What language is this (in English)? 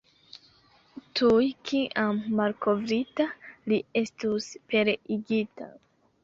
Esperanto